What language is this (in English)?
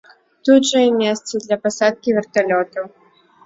Belarusian